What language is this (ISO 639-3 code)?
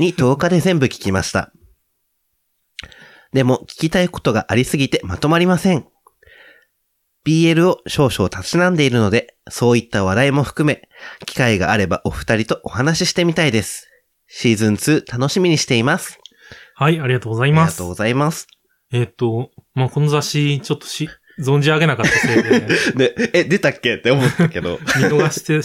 jpn